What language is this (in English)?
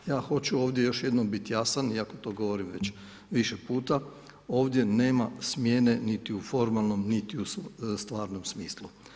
Croatian